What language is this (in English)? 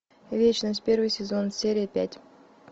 Russian